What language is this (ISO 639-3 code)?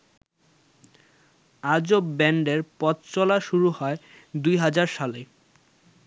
ben